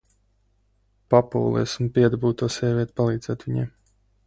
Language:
Latvian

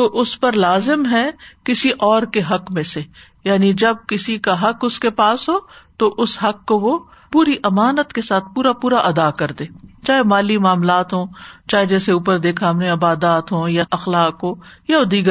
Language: Urdu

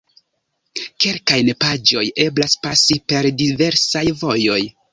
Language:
Esperanto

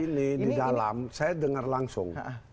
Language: Indonesian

